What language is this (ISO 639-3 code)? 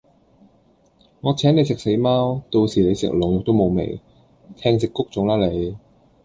yue